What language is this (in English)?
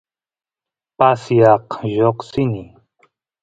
Santiago del Estero Quichua